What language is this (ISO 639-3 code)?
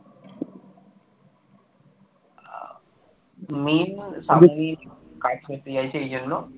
ben